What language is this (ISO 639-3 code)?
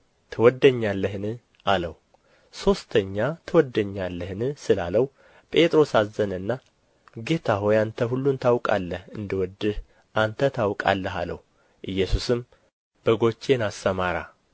amh